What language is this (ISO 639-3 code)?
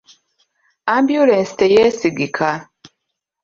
lug